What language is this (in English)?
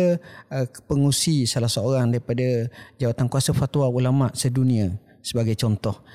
Malay